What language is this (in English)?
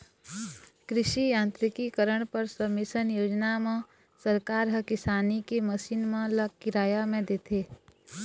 Chhattisgarhi